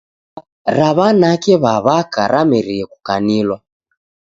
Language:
Taita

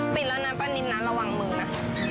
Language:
Thai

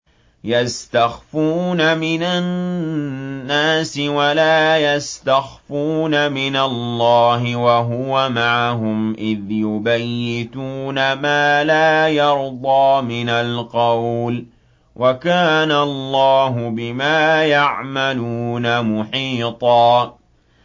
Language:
Arabic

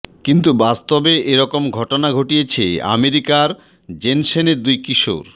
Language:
Bangla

